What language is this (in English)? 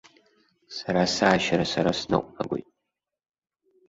Abkhazian